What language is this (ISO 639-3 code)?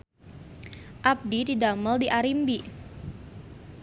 sun